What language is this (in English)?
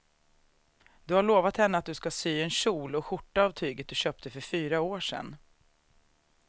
Swedish